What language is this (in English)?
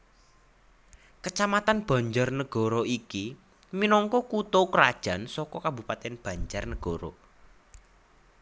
Javanese